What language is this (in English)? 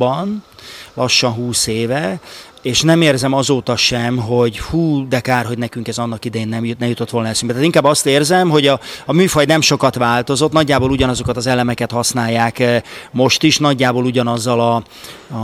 Hungarian